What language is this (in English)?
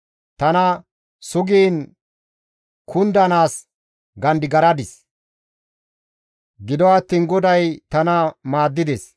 Gamo